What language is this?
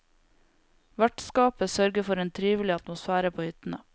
Norwegian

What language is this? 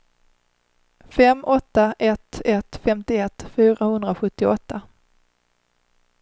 Swedish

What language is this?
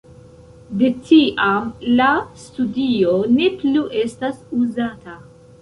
Esperanto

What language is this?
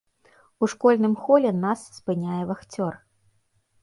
Belarusian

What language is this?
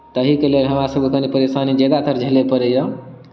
Maithili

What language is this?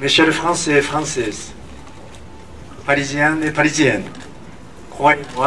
French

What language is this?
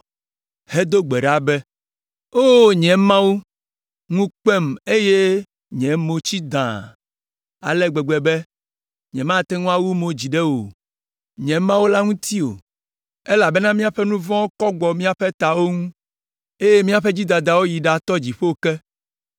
Ewe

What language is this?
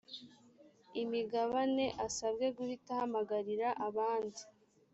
Kinyarwanda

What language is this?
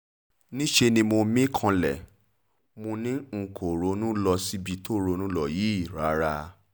Yoruba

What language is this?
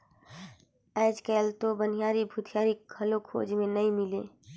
Chhattisgarhi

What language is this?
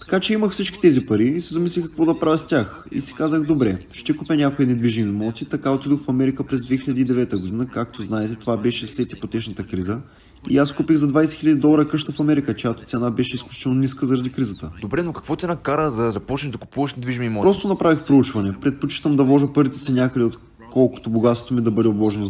Bulgarian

